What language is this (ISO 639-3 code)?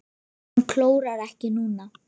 isl